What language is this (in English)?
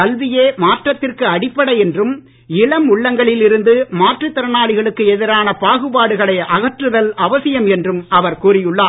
Tamil